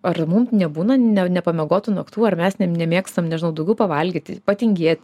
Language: Lithuanian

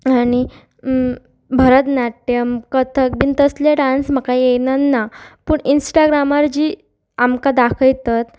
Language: Konkani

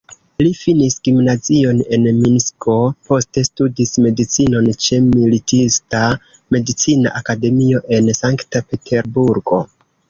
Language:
Esperanto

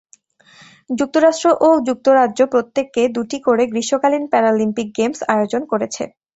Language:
Bangla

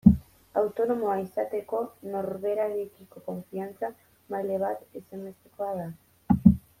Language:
Basque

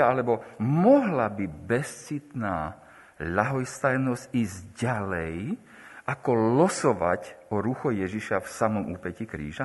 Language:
Slovak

